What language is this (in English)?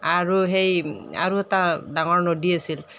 Assamese